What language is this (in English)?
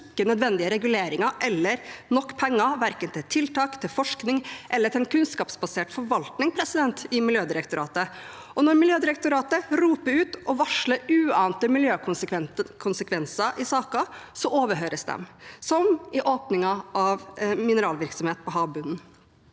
Norwegian